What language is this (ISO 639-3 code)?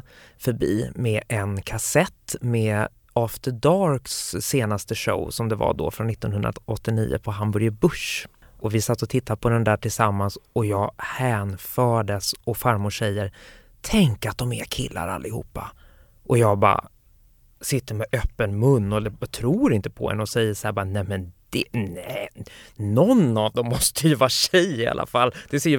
swe